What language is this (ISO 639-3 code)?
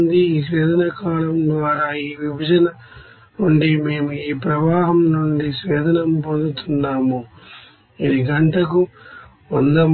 tel